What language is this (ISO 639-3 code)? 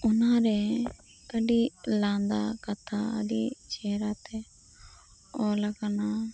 sat